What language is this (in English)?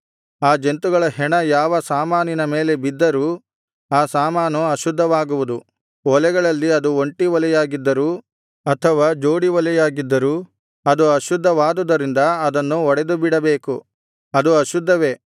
Kannada